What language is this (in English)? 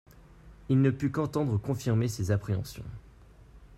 French